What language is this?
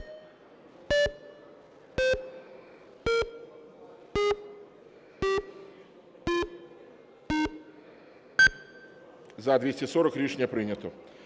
Ukrainian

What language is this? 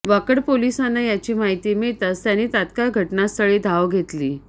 Marathi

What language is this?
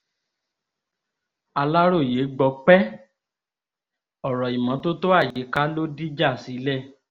Yoruba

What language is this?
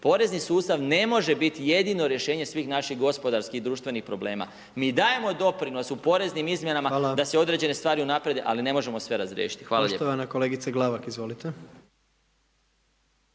Croatian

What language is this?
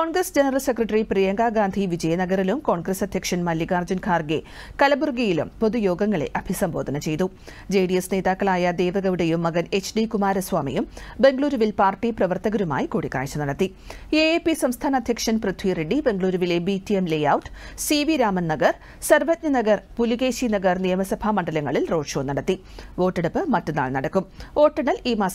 English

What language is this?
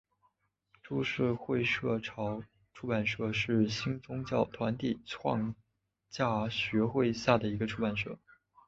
Chinese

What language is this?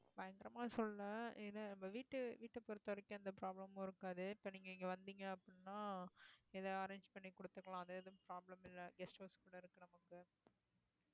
Tamil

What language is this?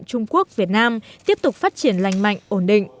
Vietnamese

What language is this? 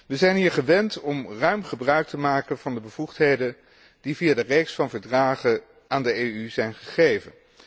Dutch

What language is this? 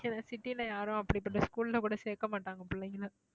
Tamil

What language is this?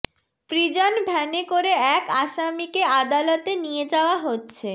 Bangla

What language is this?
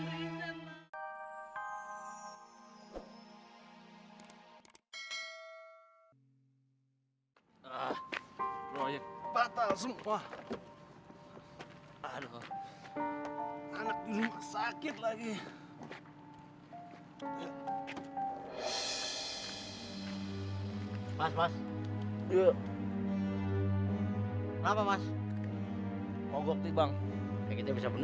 Indonesian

